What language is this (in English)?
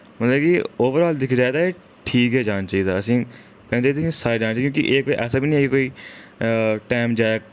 Dogri